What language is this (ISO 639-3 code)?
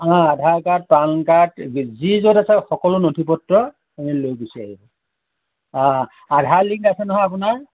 asm